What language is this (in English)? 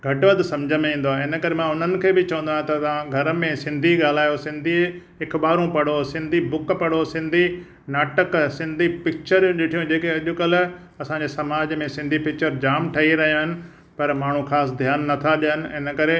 Sindhi